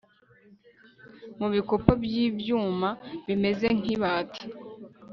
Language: Kinyarwanda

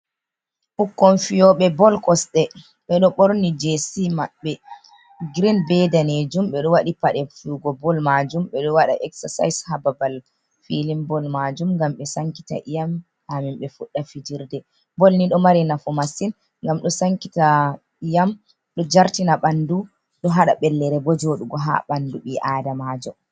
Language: Fula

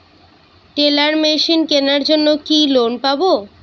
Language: Bangla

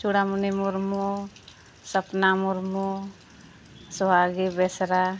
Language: Santali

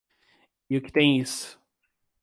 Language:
Portuguese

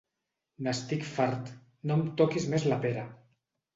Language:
Catalan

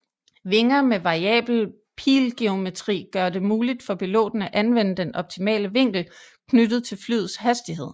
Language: Danish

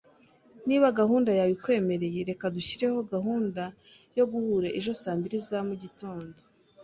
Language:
Kinyarwanda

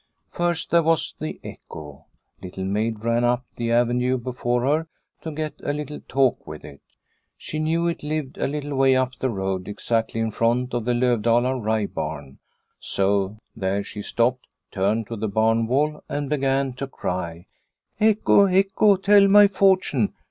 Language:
English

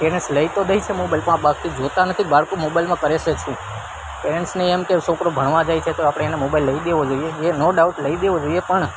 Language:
Gujarati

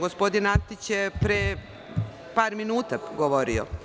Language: Serbian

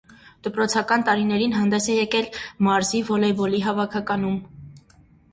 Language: Armenian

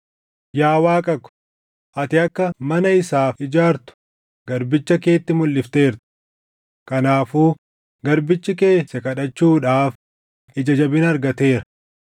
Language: Oromo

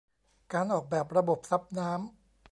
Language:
Thai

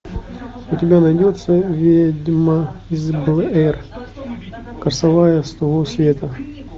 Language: Russian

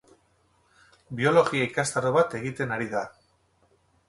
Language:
Basque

